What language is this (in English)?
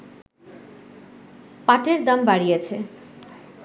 Bangla